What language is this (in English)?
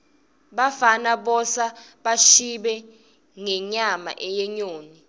Swati